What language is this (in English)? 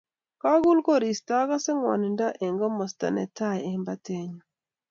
Kalenjin